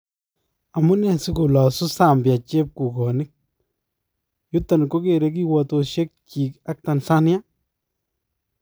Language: Kalenjin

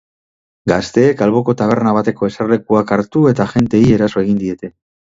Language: Basque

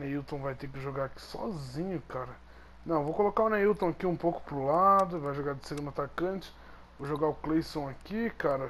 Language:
Portuguese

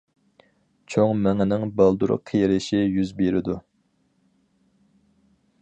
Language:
Uyghur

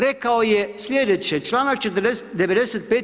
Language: Croatian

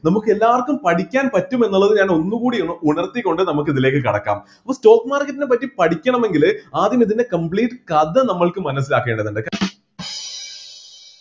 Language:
Malayalam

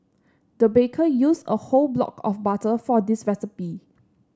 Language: English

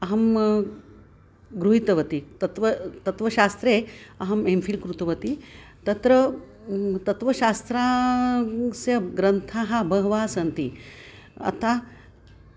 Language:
Sanskrit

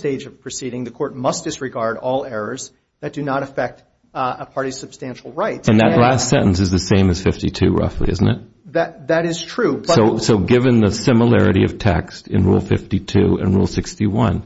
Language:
English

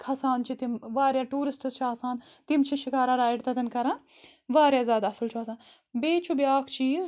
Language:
Kashmiri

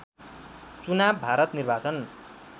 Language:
Nepali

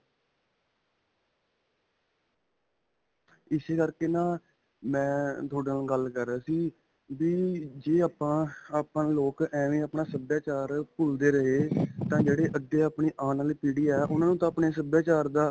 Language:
Punjabi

